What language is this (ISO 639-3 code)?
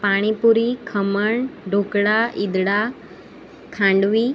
guj